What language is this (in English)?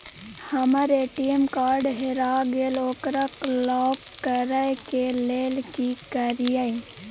Maithili